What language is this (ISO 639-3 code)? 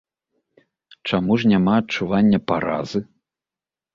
bel